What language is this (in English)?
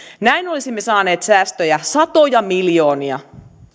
Finnish